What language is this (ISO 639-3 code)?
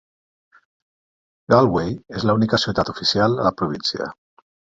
cat